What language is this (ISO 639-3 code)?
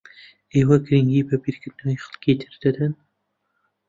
ckb